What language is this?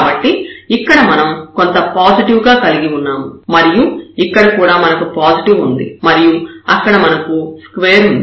Telugu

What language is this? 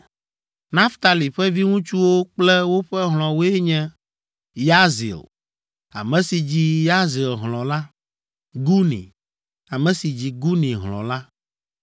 Ewe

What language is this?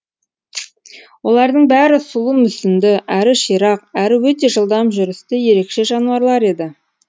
Kazakh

